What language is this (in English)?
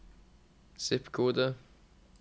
Norwegian